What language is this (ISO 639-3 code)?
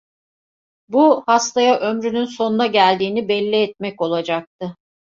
tur